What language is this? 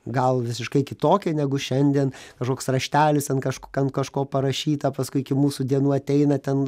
Lithuanian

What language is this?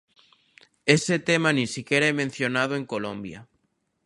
Galician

